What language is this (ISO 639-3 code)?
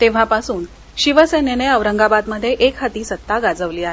mar